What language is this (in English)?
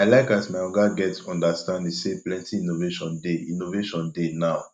Nigerian Pidgin